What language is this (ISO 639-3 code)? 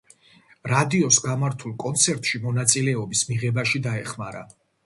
kat